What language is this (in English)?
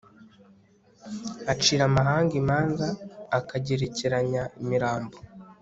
Kinyarwanda